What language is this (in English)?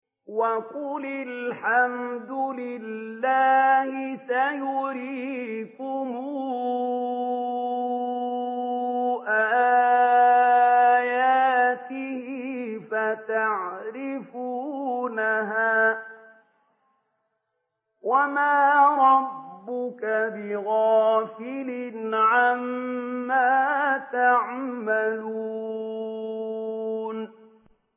Arabic